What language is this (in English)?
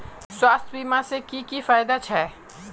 Magahi